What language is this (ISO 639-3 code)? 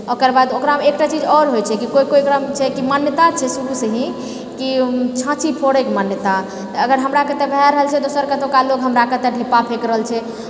mai